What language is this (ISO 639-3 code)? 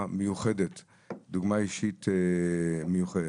heb